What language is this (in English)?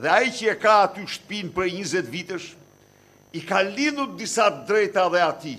Romanian